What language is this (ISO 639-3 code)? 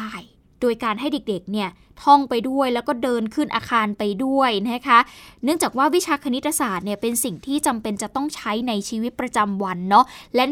tha